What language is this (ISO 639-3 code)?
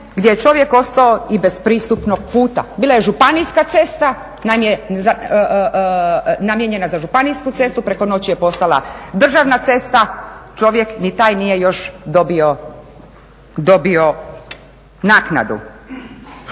hrv